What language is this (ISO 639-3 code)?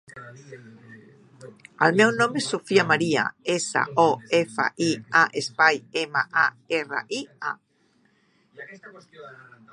cat